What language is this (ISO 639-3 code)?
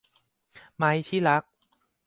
tha